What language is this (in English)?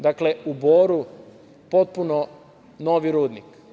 Serbian